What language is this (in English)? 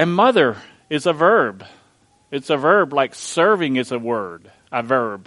English